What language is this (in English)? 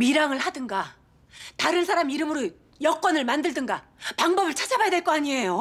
Korean